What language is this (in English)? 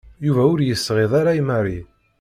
Kabyle